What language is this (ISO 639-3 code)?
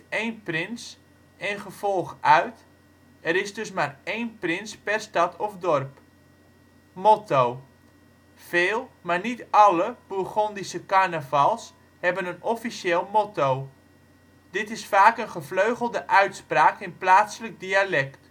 nld